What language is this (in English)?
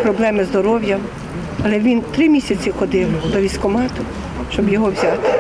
Ukrainian